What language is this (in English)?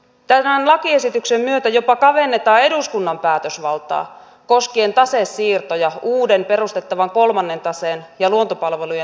Finnish